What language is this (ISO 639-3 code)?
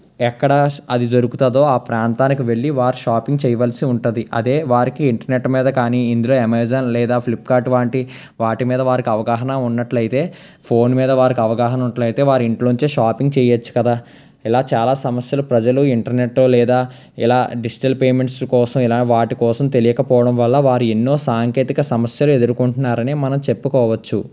tel